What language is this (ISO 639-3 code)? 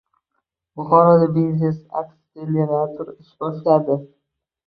uzb